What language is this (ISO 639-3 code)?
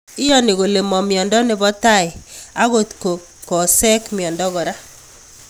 kln